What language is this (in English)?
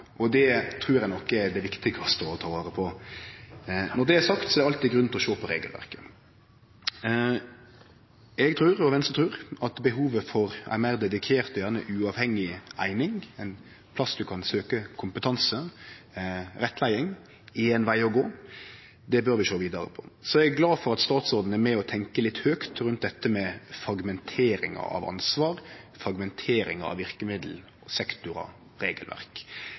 Norwegian Nynorsk